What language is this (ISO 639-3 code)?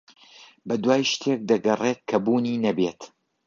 ckb